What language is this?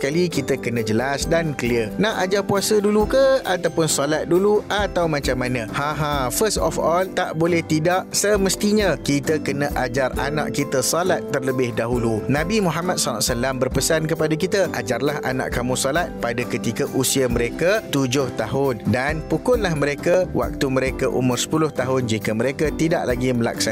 Malay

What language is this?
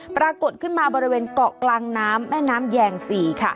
Thai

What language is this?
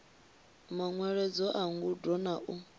Venda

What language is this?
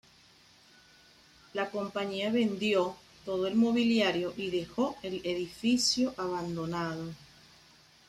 Spanish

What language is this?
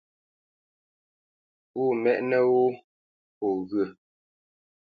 Bamenyam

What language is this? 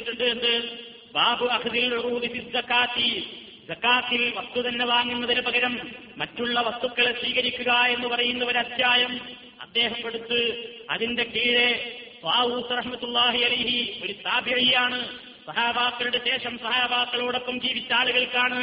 Malayalam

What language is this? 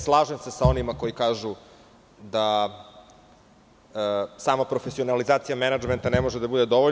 Serbian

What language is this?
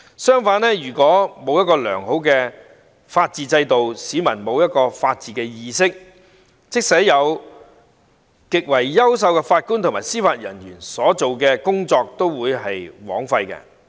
Cantonese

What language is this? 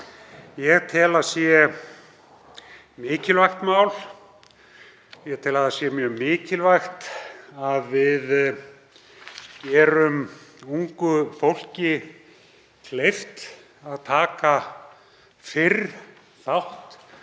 Icelandic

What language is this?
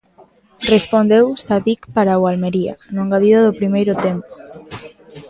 Galician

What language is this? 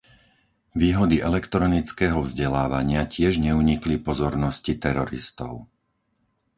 Slovak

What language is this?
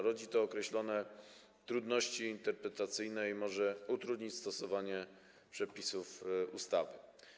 Polish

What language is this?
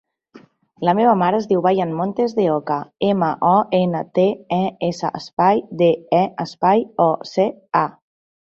Catalan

